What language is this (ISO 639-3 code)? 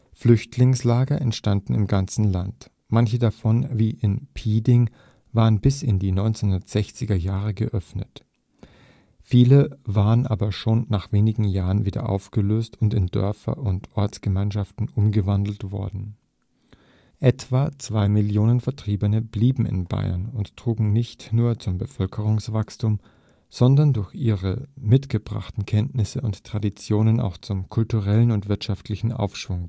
deu